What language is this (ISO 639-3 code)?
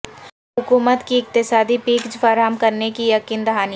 urd